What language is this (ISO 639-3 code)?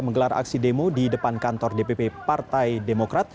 ind